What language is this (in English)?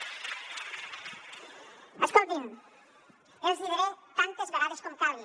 Catalan